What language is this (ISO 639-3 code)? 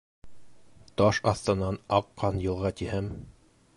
bak